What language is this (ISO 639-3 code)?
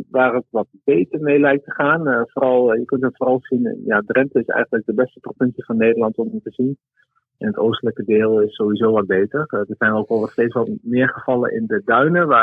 nld